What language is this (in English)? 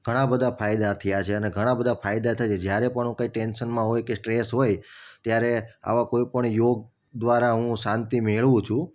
Gujarati